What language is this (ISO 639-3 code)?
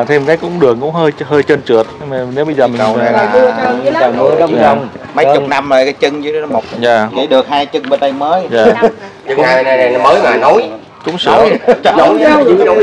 vie